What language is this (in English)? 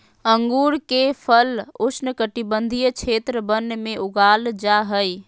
Magahi